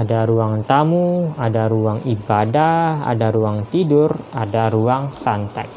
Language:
Indonesian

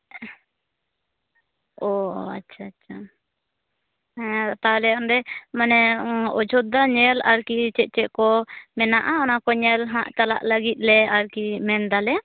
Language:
Santali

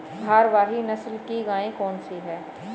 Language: Hindi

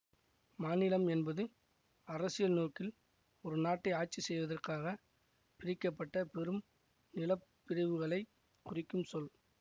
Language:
Tamil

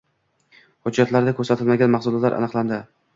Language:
Uzbek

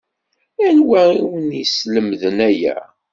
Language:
Kabyle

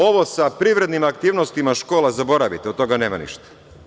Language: Serbian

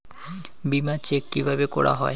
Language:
Bangla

